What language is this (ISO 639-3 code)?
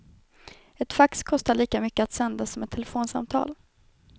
swe